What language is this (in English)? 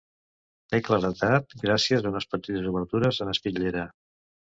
Catalan